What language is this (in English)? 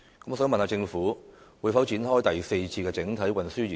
Cantonese